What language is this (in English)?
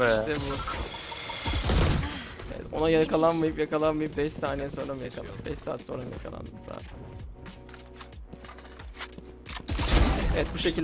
Turkish